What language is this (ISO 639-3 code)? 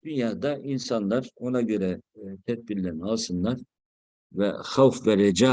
tur